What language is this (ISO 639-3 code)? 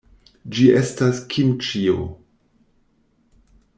epo